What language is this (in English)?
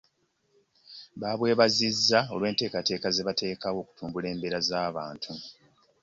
Ganda